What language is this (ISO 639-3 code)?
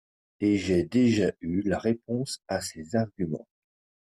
fra